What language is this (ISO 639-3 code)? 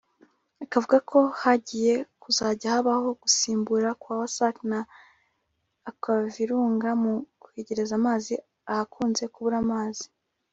kin